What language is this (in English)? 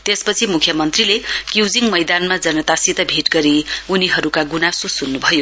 Nepali